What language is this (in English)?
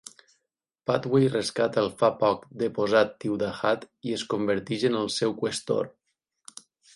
Catalan